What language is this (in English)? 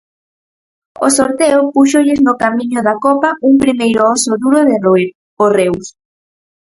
Galician